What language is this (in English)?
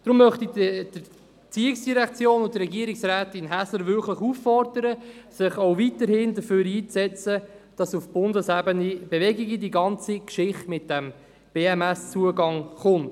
Swiss German